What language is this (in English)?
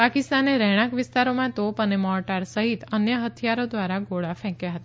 Gujarati